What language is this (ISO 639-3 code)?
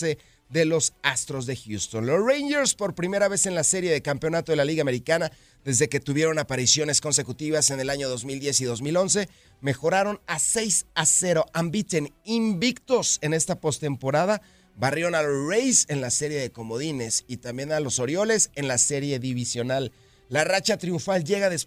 spa